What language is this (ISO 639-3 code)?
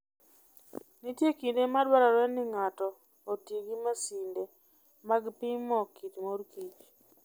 luo